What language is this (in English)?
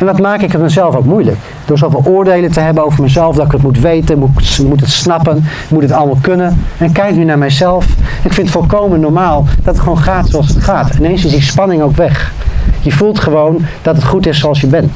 Dutch